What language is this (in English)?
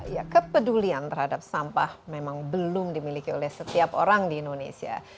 Indonesian